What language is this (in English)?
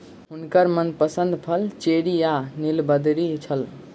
Maithili